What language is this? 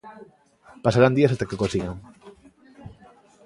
Galician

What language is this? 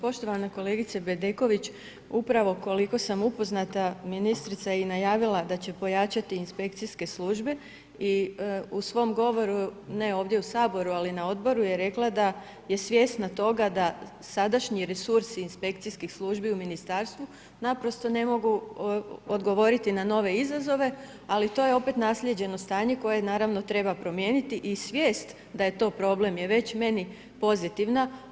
Croatian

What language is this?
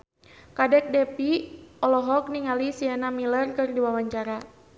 Sundanese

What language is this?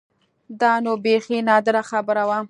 Pashto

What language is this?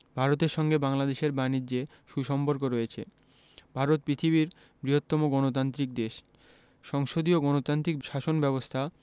Bangla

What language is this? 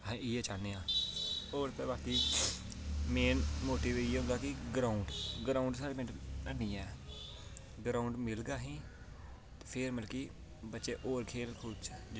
Dogri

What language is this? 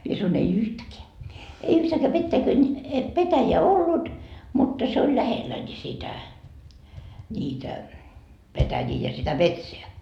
Finnish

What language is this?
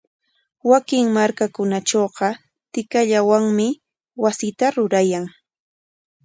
Corongo Ancash Quechua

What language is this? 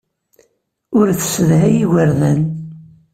Kabyle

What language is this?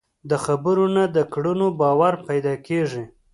Pashto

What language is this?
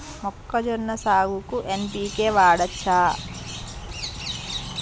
Telugu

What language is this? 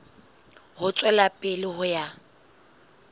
Southern Sotho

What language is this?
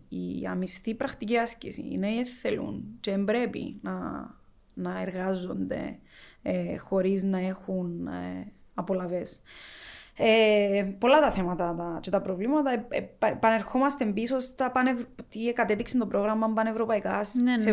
Greek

